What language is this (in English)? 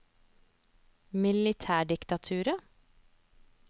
Norwegian